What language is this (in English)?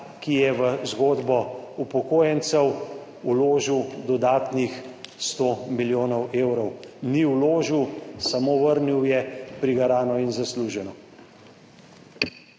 Slovenian